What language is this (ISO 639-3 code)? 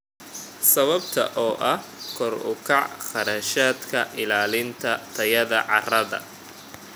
som